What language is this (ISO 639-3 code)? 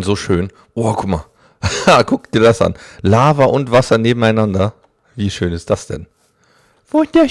deu